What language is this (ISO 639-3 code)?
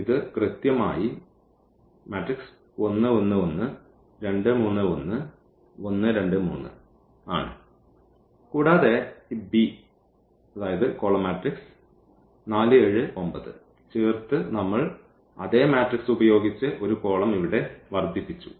mal